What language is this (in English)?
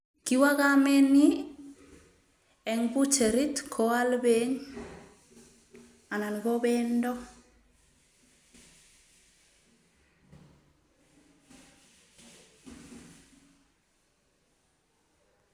Kalenjin